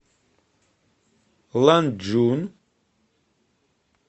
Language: Russian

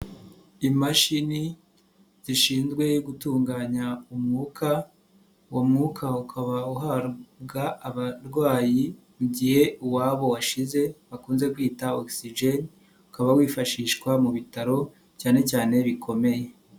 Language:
Kinyarwanda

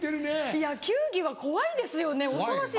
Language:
Japanese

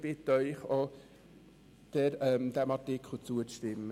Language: Swiss German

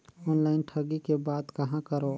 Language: Chhattisgarhi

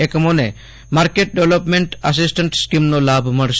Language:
Gujarati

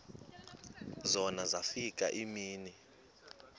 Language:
Xhosa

